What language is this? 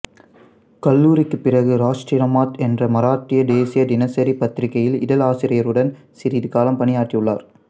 Tamil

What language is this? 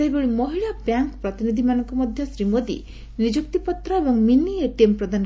Odia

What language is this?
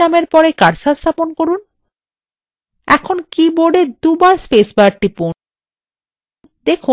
Bangla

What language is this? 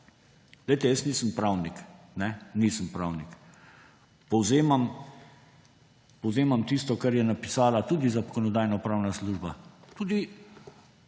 Slovenian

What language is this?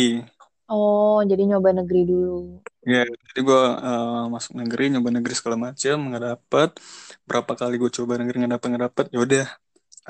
Indonesian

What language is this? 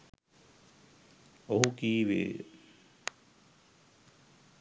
Sinhala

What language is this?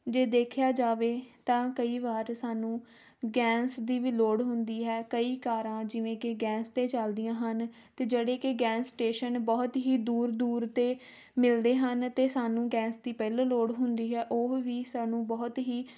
Punjabi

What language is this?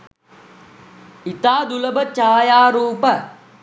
Sinhala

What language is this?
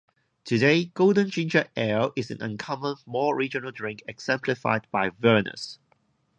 English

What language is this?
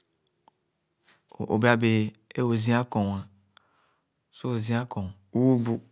Khana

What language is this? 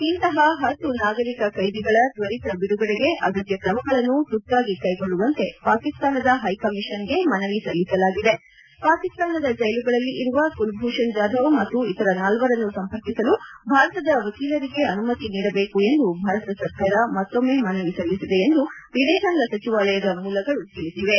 Kannada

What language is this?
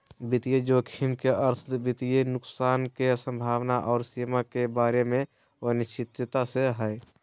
Magahi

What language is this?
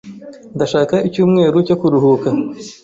Kinyarwanda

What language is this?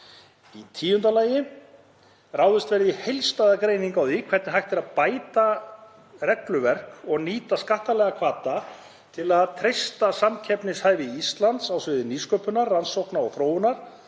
Icelandic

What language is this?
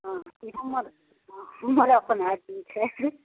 Maithili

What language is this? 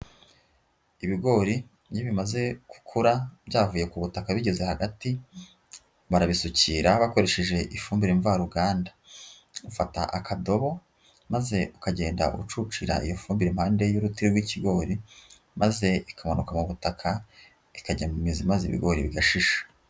Kinyarwanda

